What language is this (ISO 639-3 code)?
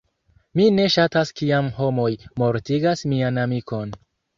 epo